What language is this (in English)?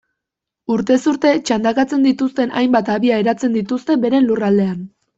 Basque